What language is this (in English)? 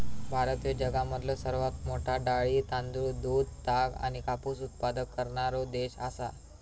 Marathi